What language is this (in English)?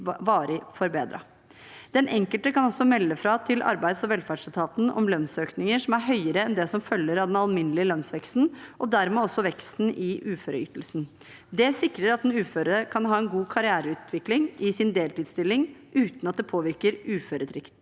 Norwegian